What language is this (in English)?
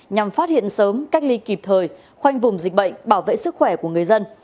Vietnamese